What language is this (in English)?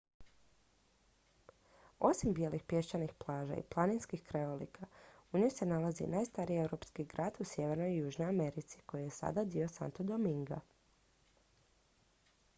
Croatian